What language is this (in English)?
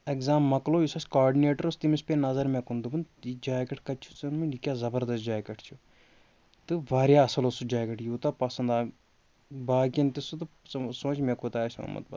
Kashmiri